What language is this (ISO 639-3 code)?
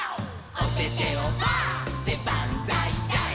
jpn